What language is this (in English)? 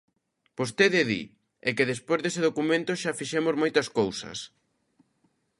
Galician